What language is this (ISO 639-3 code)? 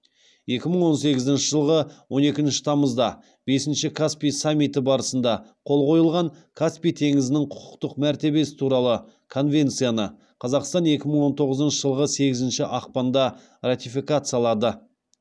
kaz